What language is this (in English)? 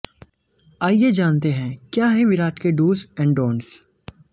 Hindi